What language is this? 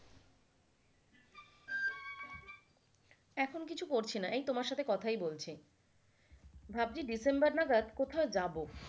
Bangla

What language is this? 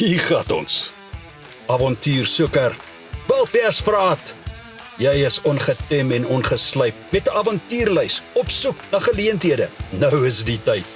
Afrikaans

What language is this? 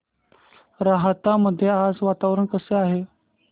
Marathi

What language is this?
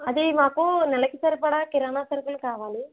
Telugu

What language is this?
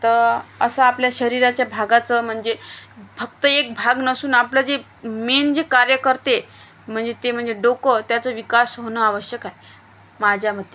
Marathi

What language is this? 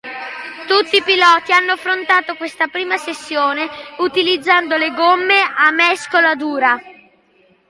Italian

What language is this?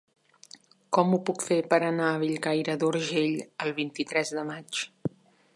Catalan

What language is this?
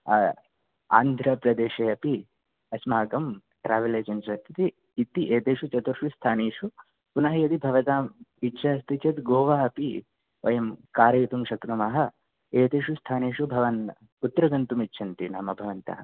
Sanskrit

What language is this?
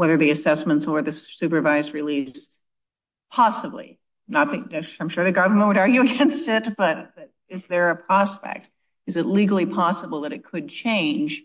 English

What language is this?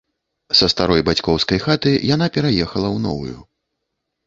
Belarusian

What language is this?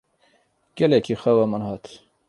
Kurdish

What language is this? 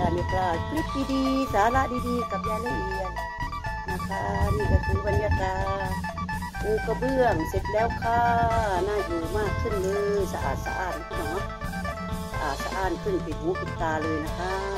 Thai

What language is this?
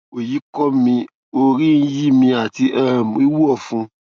Yoruba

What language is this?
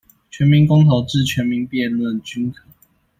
Chinese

